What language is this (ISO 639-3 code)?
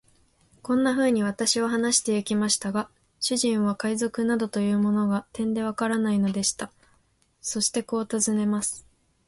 jpn